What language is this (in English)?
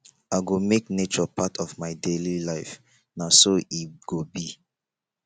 Nigerian Pidgin